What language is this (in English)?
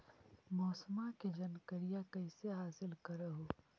Magahi